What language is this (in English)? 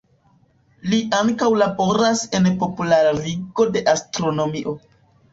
Esperanto